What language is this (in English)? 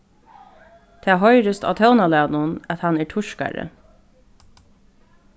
Faroese